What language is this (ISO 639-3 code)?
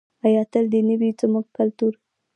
pus